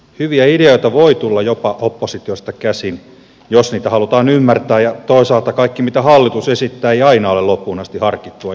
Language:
Finnish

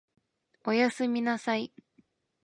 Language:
Japanese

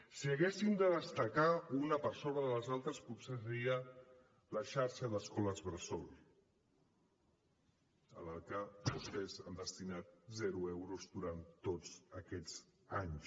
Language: Catalan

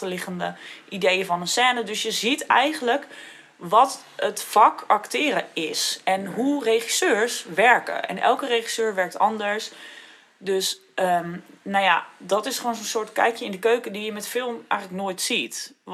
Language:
Dutch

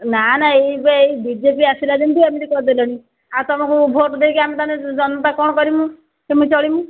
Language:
Odia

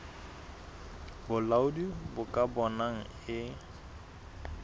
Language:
Southern Sotho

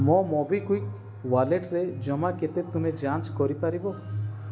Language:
Odia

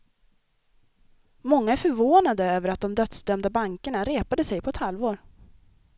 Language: Swedish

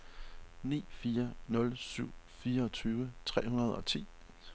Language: Danish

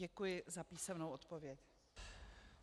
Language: Czech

